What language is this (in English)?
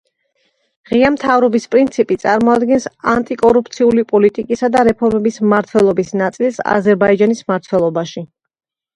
Georgian